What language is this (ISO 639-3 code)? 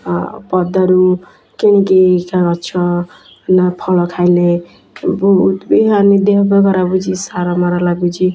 ori